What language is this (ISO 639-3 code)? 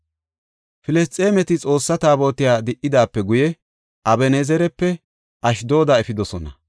gof